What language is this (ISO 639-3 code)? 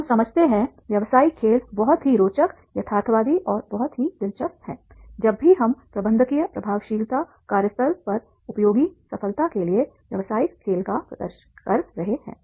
hin